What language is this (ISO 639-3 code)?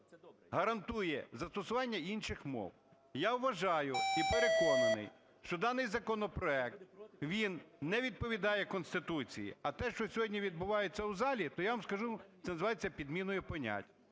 ukr